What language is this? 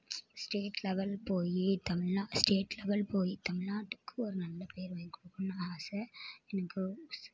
Tamil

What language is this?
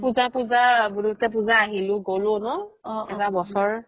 Assamese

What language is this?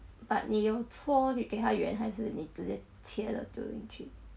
English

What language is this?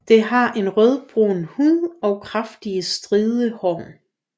Danish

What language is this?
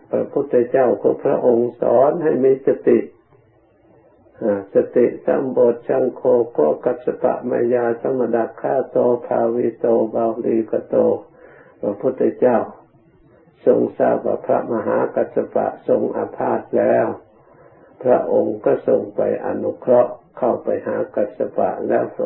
Thai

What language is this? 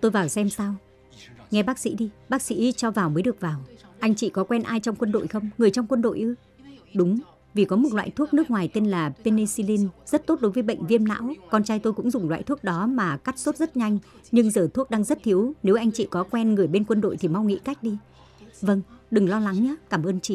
Vietnamese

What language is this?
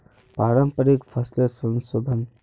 Magahi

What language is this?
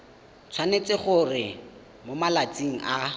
Tswana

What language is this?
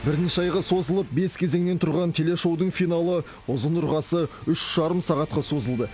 Kazakh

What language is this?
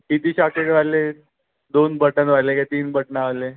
Marathi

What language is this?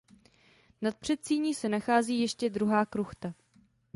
Czech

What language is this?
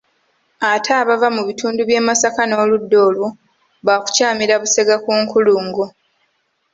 Ganda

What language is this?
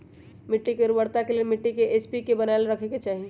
Magahi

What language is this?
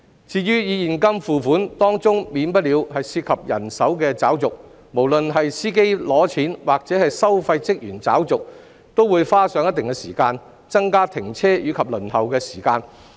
Cantonese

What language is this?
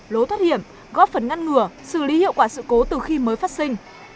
Vietnamese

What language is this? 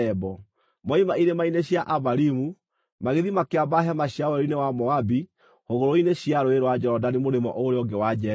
Kikuyu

